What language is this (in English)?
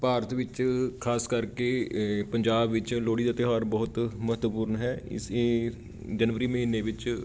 Punjabi